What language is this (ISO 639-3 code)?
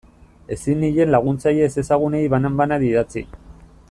eus